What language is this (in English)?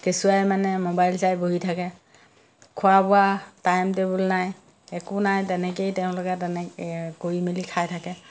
Assamese